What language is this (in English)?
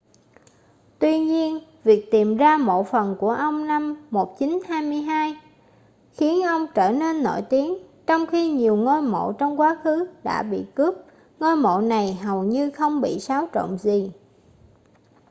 Vietnamese